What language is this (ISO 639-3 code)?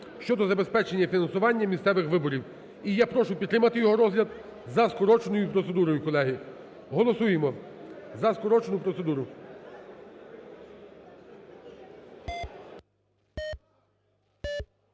ukr